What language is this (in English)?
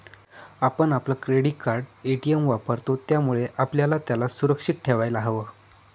Marathi